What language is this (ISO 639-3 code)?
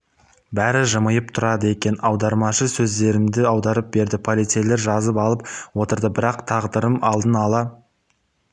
kaz